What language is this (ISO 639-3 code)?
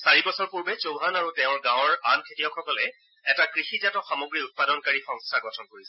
asm